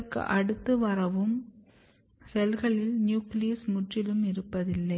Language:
Tamil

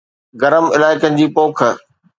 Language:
Sindhi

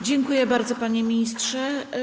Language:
Polish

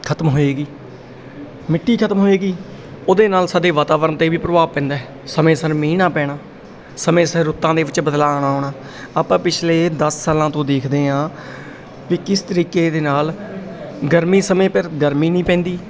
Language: Punjabi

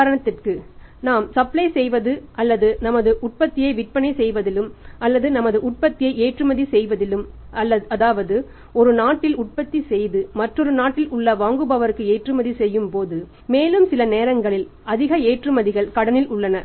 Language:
Tamil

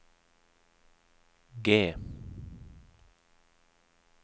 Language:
Norwegian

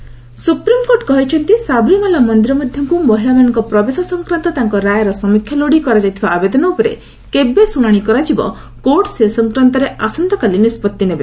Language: Odia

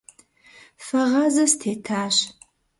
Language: Kabardian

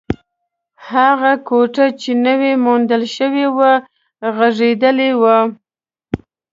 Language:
Pashto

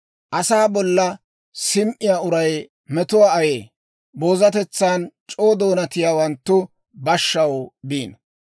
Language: Dawro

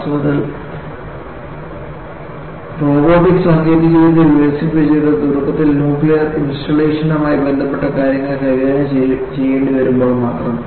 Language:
Malayalam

